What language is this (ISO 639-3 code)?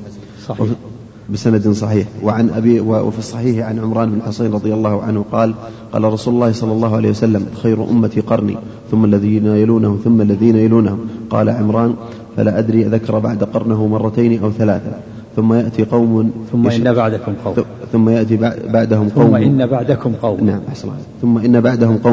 ara